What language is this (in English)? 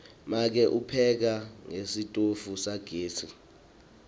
Swati